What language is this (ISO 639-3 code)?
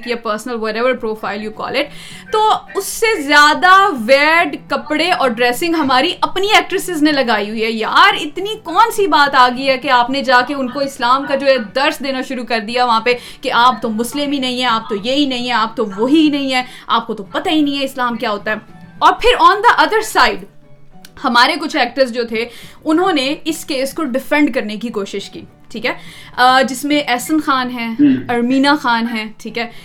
urd